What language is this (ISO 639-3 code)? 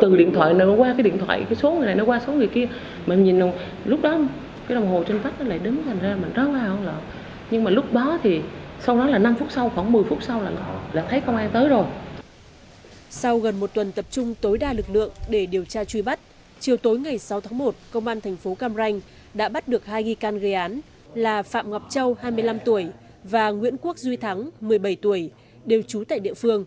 vie